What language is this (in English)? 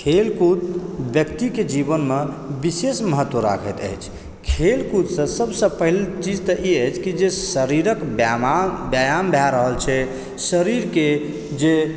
Maithili